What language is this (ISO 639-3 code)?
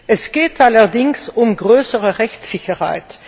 deu